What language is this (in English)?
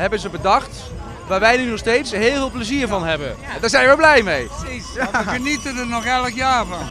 Dutch